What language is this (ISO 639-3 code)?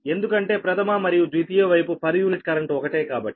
tel